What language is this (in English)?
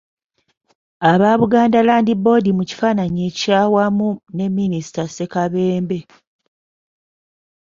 Ganda